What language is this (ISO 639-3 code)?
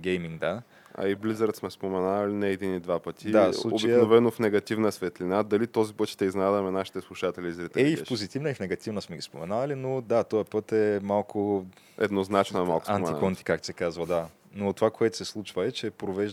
bul